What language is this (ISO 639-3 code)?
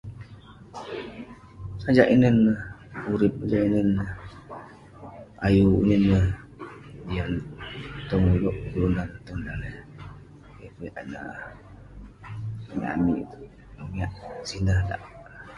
pne